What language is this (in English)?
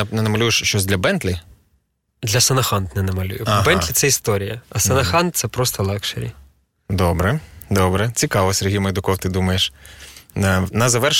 Ukrainian